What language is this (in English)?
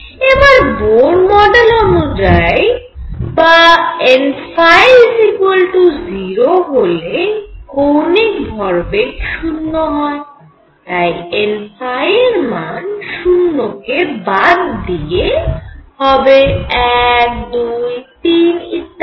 Bangla